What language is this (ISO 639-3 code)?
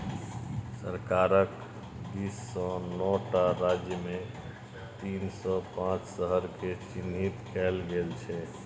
mai